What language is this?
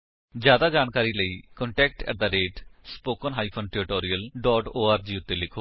Punjabi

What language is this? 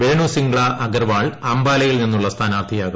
Malayalam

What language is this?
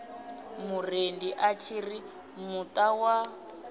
Venda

